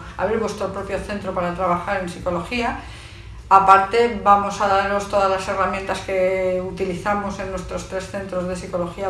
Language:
Spanish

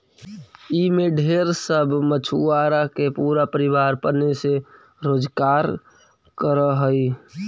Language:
Magahi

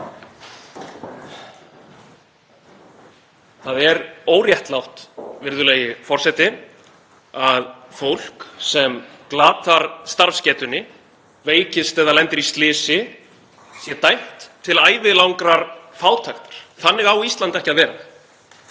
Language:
Icelandic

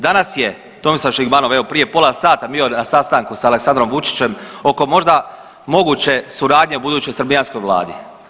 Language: Croatian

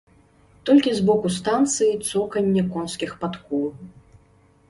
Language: Belarusian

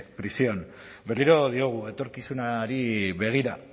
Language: Basque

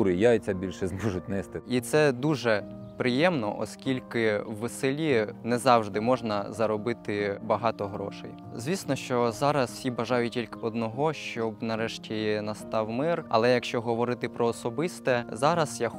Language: Ukrainian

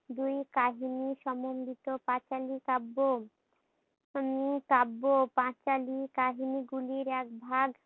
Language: Bangla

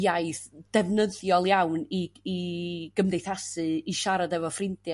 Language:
Welsh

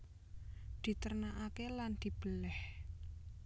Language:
Javanese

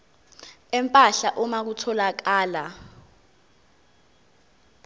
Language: Zulu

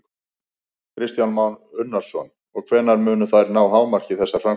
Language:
Icelandic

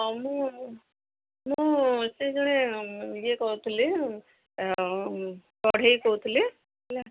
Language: Odia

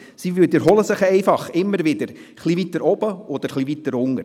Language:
Swiss German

